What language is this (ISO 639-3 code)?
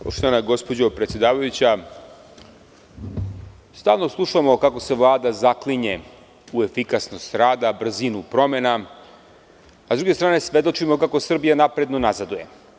srp